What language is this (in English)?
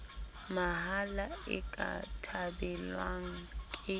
Southern Sotho